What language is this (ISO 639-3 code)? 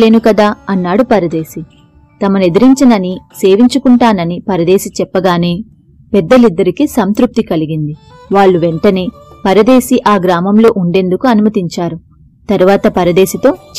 tel